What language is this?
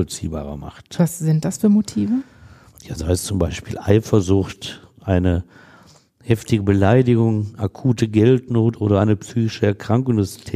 German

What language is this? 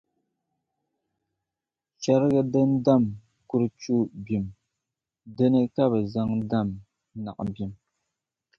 Dagbani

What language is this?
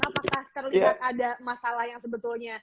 Indonesian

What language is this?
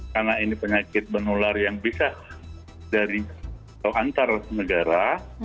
Indonesian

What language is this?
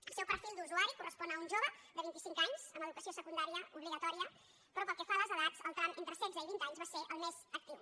Catalan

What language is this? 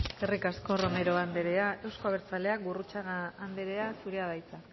Basque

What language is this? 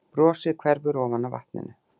Icelandic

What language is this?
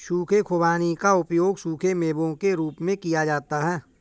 Hindi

